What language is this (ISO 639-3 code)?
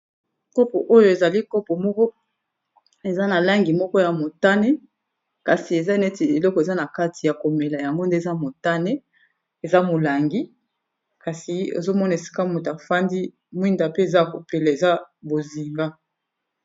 lin